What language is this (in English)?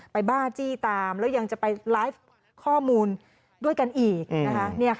Thai